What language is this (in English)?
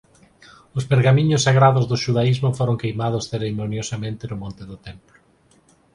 Galician